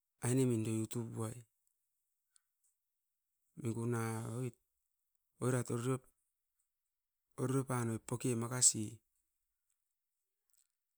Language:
Askopan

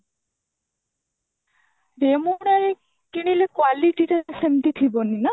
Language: Odia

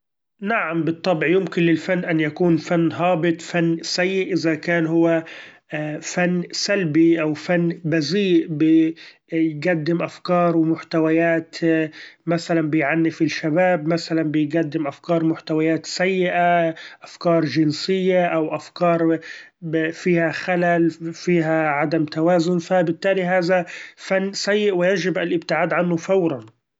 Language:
Gulf Arabic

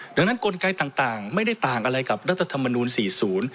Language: Thai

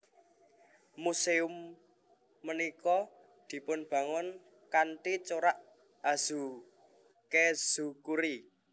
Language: Javanese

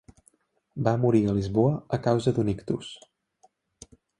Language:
Catalan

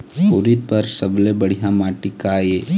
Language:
Chhattisgarhi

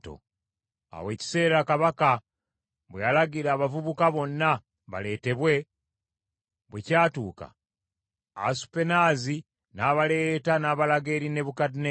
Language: Ganda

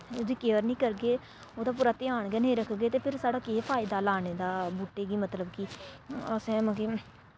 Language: Dogri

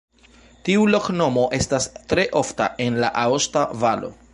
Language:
Esperanto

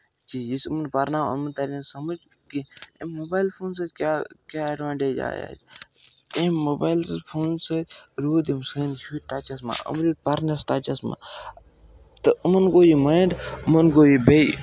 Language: Kashmiri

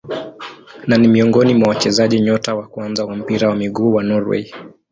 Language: Swahili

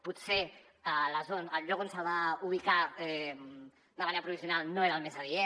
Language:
Catalan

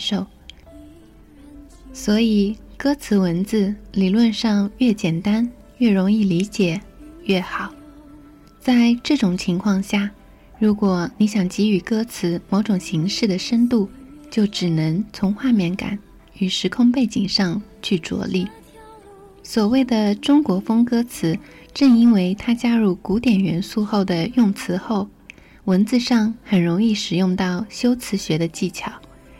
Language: Chinese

